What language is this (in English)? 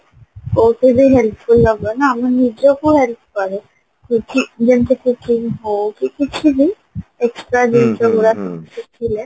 Odia